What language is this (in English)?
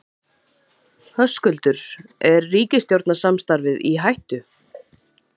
Icelandic